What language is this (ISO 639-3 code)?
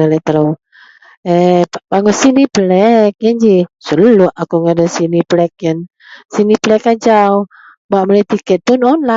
mel